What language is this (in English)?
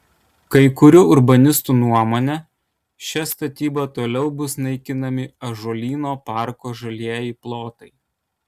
Lithuanian